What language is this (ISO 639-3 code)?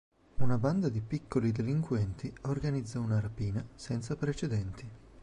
ita